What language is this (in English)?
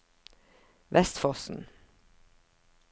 Norwegian